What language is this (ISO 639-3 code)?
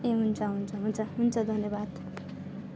nep